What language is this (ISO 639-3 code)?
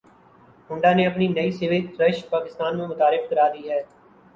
urd